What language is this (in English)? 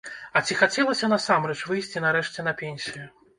Belarusian